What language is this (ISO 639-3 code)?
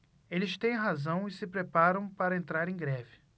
por